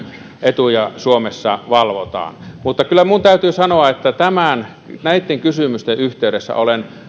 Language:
Finnish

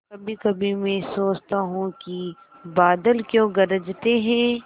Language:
Hindi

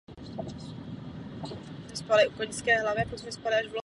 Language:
Czech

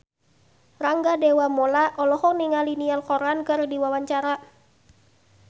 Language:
Sundanese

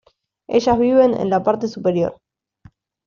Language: Spanish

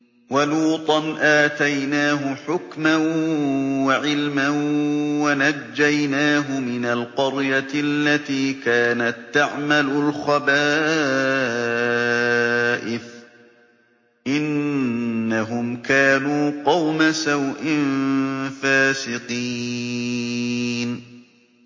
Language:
Arabic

